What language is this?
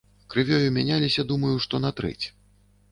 Belarusian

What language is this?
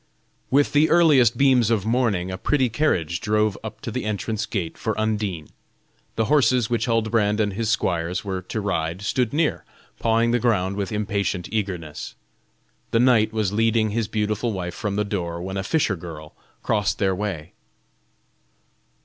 English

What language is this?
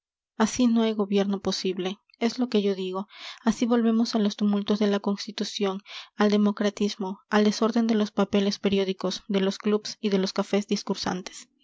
Spanish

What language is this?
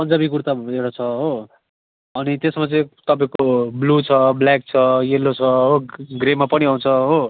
Nepali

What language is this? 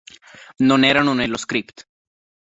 Italian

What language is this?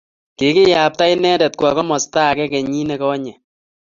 Kalenjin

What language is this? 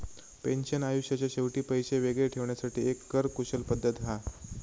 Marathi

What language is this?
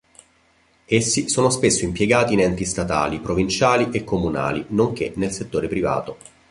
Italian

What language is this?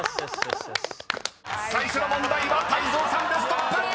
Japanese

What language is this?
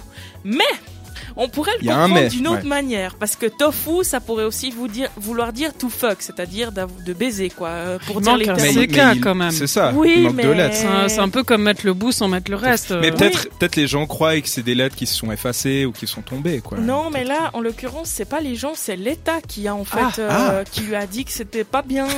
French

